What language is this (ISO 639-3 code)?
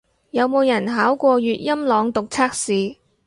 yue